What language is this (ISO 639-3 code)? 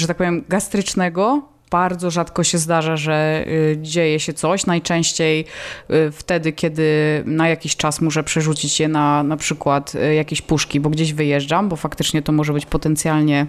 pol